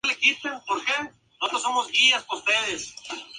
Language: Spanish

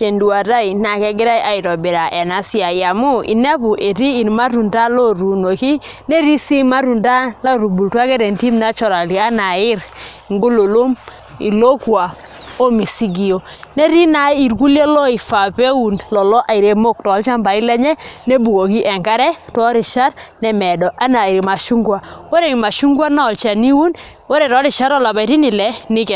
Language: Masai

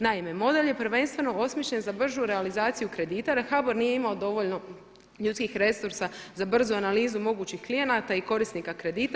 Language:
Croatian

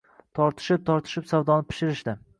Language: Uzbek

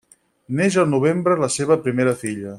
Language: Catalan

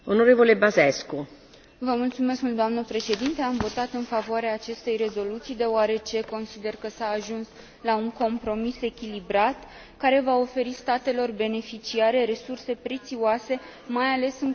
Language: Romanian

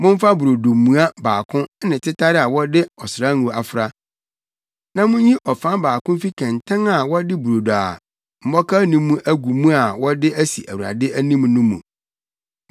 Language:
Akan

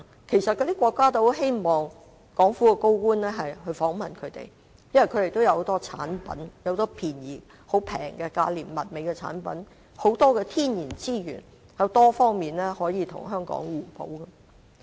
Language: Cantonese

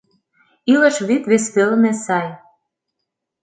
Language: Mari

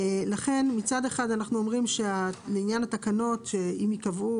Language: Hebrew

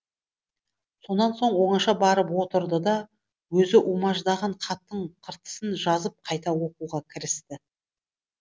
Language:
Kazakh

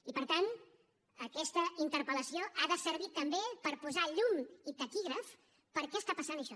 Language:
Catalan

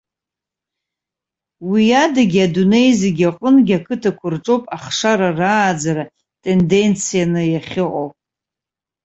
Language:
Abkhazian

